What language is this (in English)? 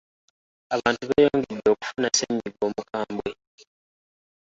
Ganda